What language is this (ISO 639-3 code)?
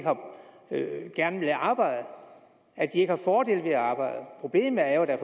dan